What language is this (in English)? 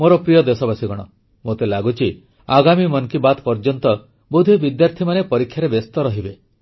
Odia